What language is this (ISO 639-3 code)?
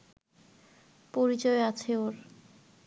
ben